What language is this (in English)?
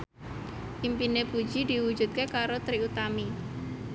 Javanese